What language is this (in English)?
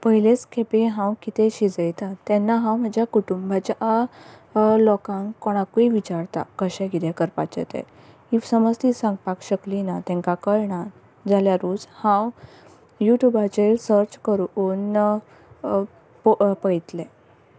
Konkani